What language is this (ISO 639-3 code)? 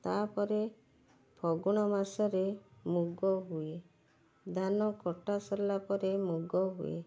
ori